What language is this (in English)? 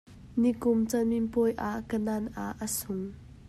Hakha Chin